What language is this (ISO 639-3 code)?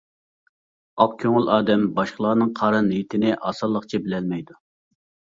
uig